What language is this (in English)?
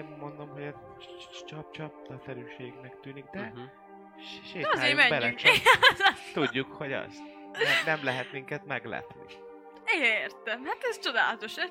Hungarian